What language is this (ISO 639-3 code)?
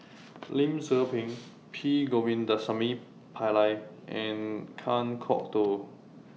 eng